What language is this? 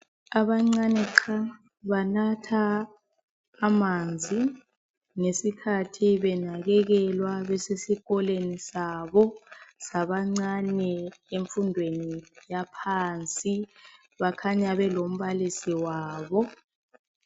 North Ndebele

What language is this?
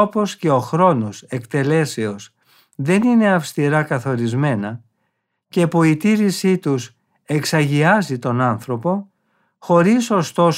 Greek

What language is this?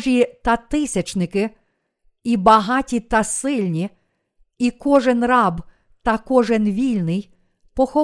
Ukrainian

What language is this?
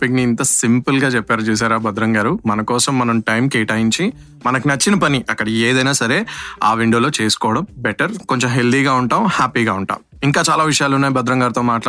Telugu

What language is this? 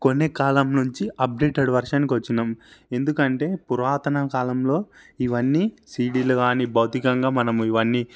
Telugu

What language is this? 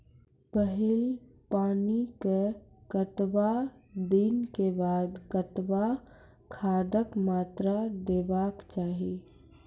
Maithili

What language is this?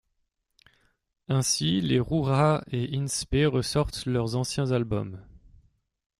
French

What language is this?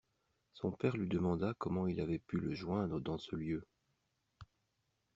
French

